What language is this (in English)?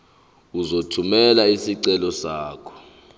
Zulu